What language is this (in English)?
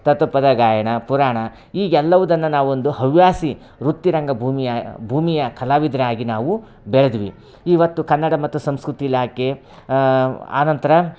Kannada